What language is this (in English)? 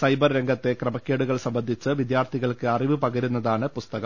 Malayalam